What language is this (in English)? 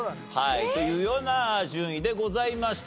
Japanese